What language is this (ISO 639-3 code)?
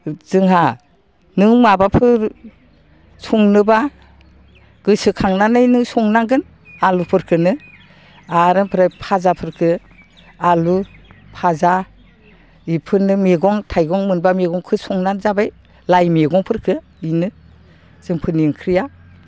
brx